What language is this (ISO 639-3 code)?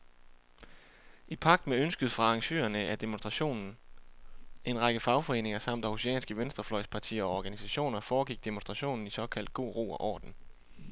dan